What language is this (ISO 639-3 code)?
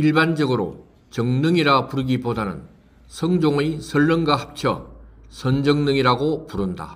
kor